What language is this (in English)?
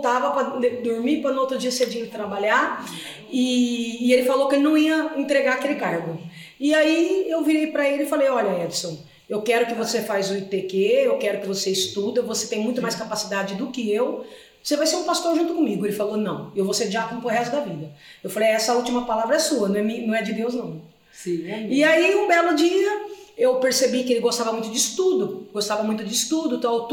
Portuguese